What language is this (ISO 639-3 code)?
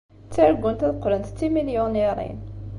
kab